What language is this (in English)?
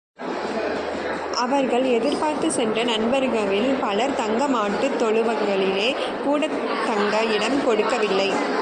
Tamil